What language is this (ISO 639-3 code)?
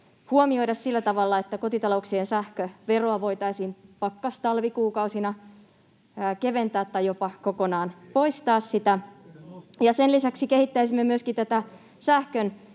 fin